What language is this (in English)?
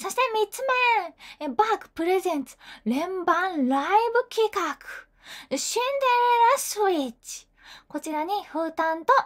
Japanese